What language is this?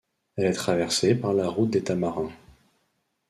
French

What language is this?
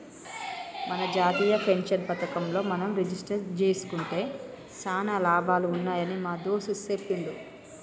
Telugu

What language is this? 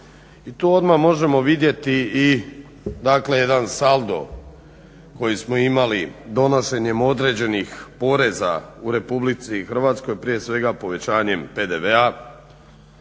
Croatian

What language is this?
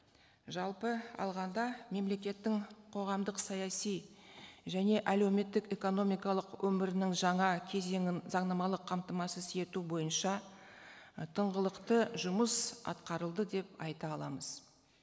Kazakh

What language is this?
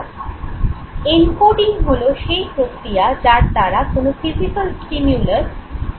Bangla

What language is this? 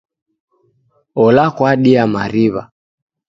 Taita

